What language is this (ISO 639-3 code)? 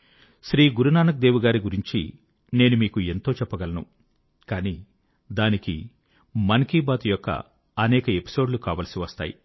tel